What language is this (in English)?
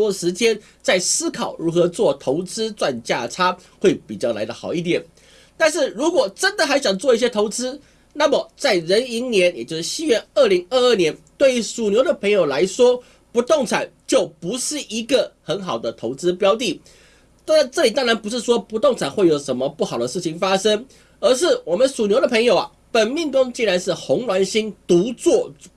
Chinese